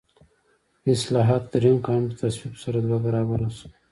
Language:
Pashto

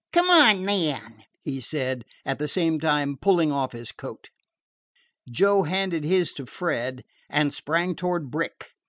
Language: English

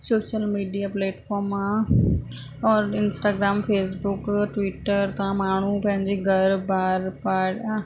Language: Sindhi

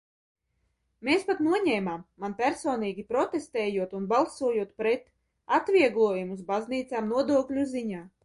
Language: Latvian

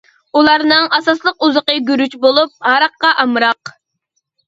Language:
Uyghur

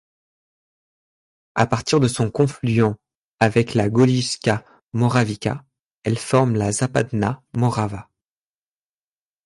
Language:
French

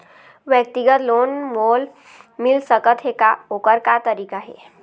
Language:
Chhattisgarhi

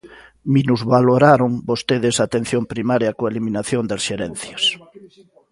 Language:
Galician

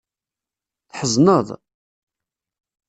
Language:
Kabyle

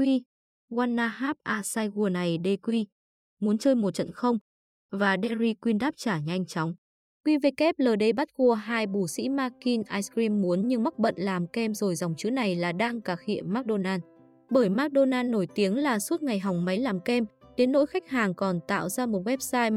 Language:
Vietnamese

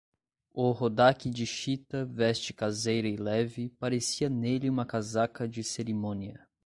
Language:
Portuguese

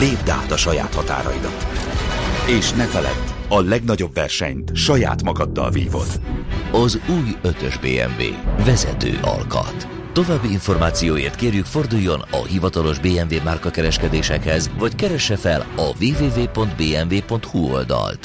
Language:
Hungarian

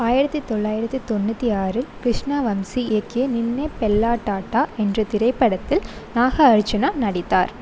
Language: Tamil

